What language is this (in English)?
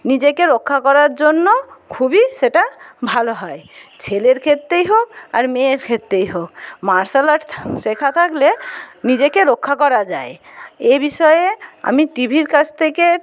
Bangla